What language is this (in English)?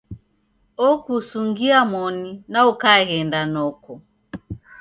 Taita